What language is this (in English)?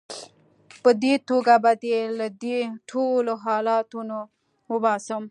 Pashto